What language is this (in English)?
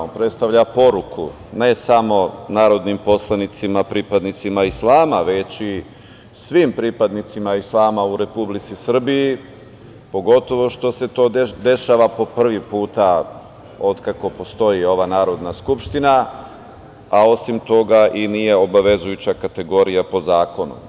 Serbian